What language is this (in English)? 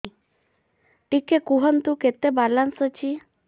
Odia